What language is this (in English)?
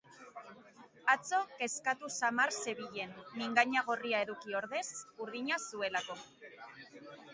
Basque